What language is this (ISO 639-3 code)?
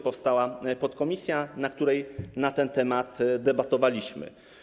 pol